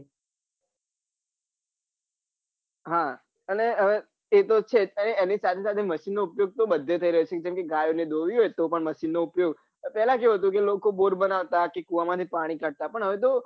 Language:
Gujarati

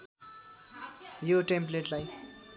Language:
Nepali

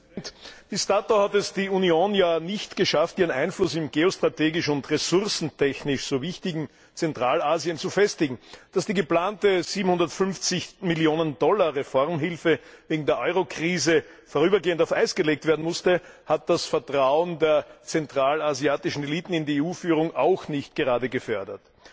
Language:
German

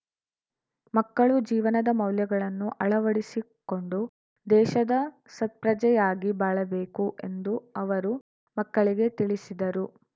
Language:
Kannada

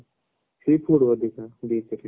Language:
Odia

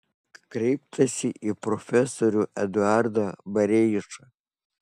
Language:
Lithuanian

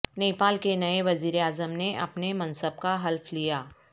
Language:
Urdu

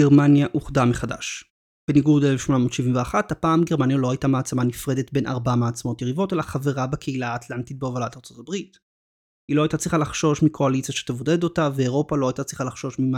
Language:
Hebrew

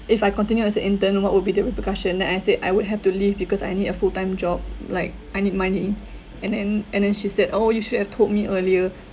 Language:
English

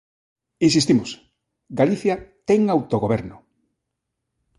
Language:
Galician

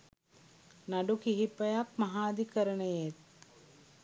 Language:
Sinhala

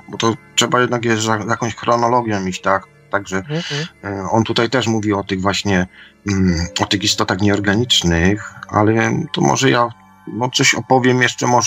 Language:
Polish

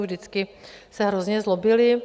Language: Czech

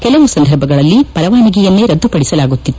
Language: Kannada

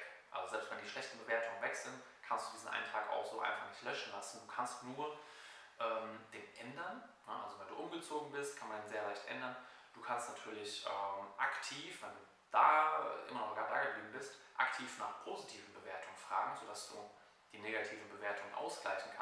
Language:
German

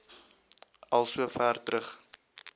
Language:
Afrikaans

